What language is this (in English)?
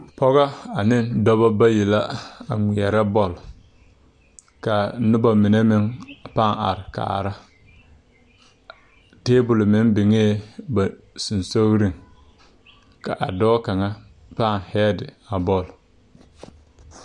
Southern Dagaare